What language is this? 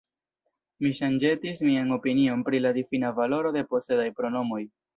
Esperanto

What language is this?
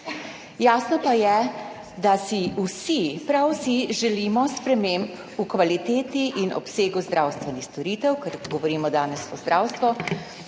Slovenian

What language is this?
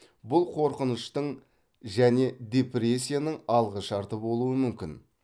Kazakh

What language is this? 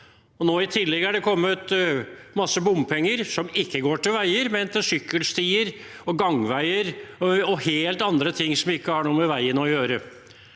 Norwegian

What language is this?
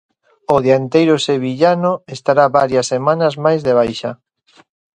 Galician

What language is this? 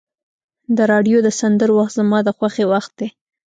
Pashto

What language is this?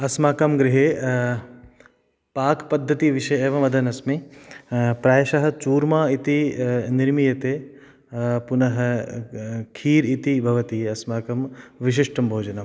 Sanskrit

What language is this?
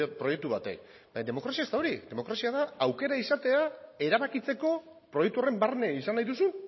Basque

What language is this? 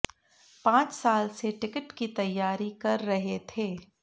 Hindi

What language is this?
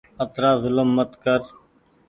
Goaria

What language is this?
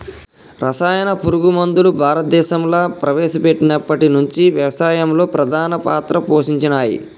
Telugu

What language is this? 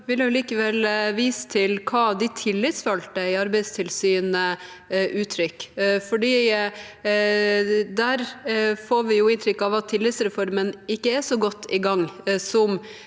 Norwegian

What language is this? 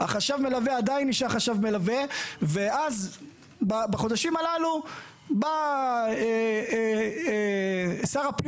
Hebrew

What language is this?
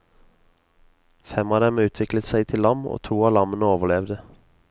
Norwegian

